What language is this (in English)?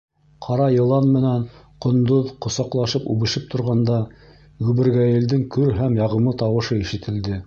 Bashkir